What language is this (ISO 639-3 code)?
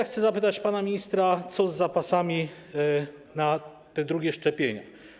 pol